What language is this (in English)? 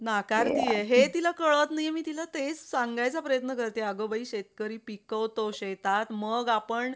Marathi